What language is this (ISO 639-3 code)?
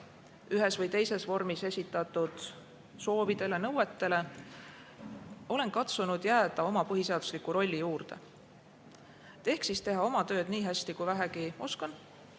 est